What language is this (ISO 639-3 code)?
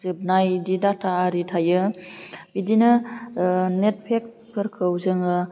brx